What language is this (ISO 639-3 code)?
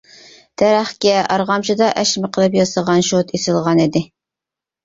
uig